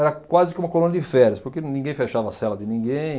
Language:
Portuguese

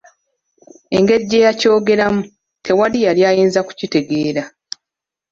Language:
Ganda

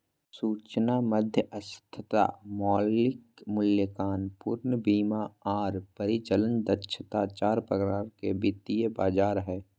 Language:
Magahi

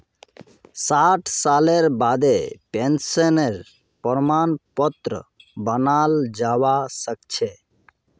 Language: Magahi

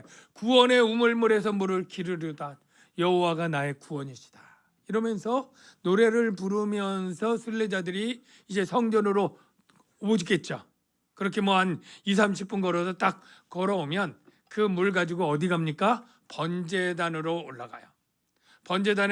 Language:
Korean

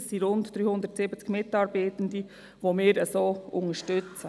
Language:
Swiss German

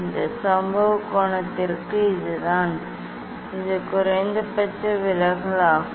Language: Tamil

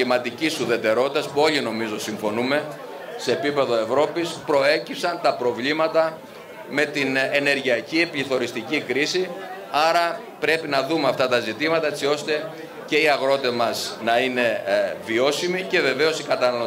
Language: Greek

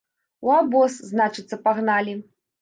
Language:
Belarusian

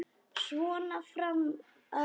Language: Icelandic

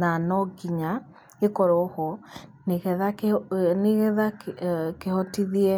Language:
Kikuyu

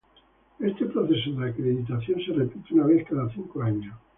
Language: Spanish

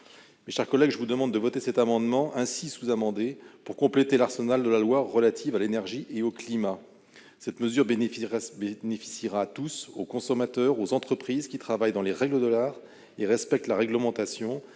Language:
French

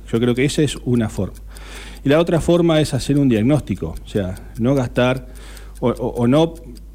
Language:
Spanish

